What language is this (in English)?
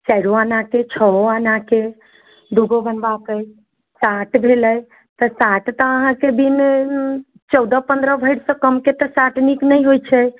Maithili